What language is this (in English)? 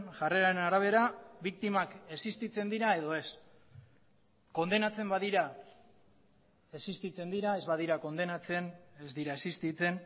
Basque